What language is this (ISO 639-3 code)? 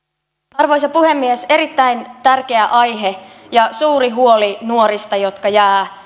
fin